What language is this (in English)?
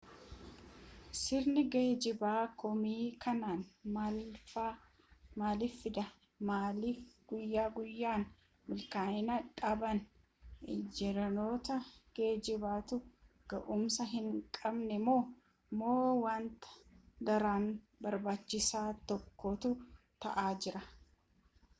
Oromo